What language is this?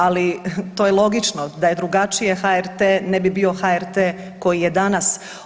Croatian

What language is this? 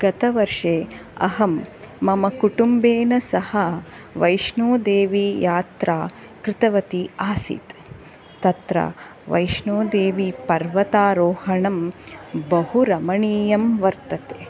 Sanskrit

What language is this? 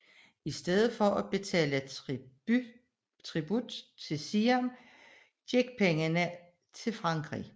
Danish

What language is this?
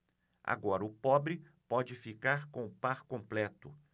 Portuguese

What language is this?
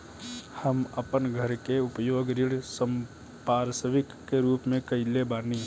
Bhojpuri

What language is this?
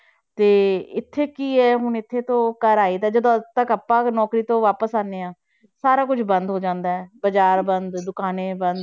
Punjabi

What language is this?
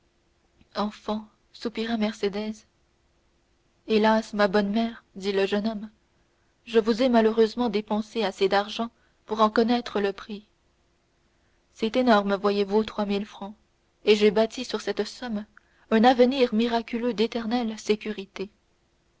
French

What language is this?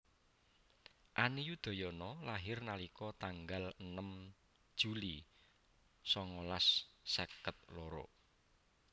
Javanese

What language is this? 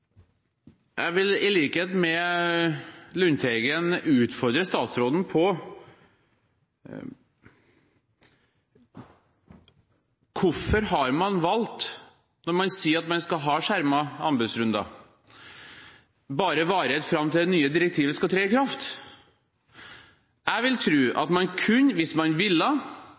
Norwegian Bokmål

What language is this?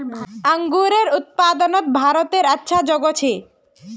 Magahi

